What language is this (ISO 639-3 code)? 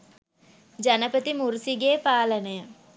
sin